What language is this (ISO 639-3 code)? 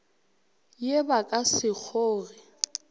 nso